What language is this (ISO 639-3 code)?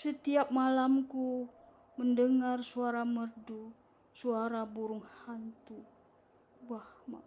ind